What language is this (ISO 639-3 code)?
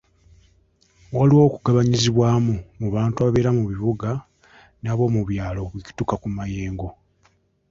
lug